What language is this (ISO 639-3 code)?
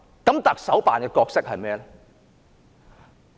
yue